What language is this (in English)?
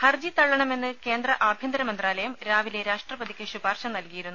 Malayalam